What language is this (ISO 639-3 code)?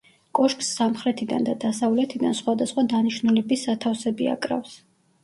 kat